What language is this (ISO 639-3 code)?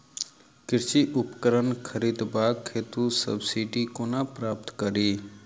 mai